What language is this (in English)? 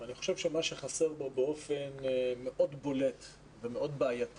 Hebrew